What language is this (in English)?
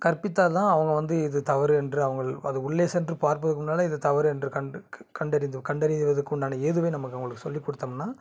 Tamil